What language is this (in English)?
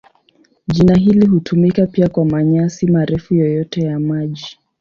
Swahili